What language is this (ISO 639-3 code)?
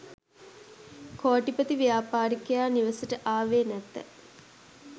sin